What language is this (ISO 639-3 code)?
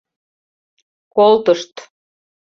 chm